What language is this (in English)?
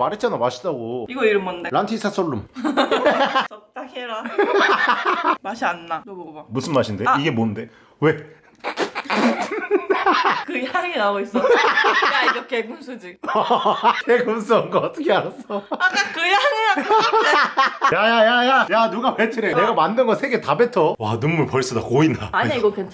Korean